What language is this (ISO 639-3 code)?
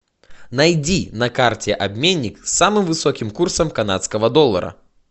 rus